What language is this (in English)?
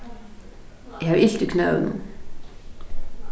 Faroese